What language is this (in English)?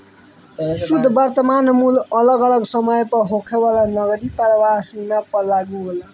Bhojpuri